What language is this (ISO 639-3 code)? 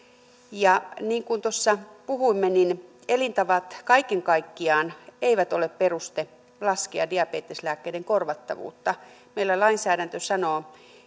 fin